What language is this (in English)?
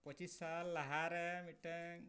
Santali